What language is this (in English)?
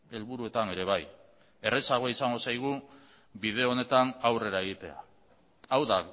Basque